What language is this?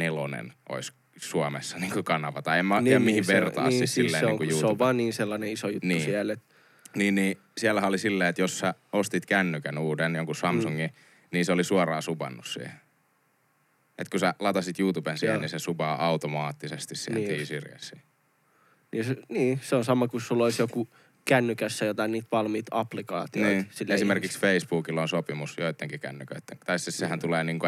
Finnish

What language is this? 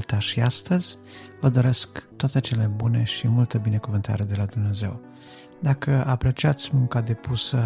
Romanian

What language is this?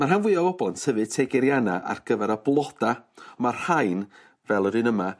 Welsh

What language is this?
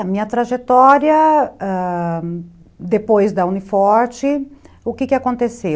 Portuguese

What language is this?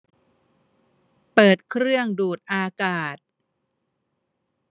Thai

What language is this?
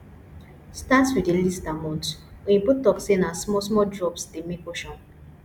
Nigerian Pidgin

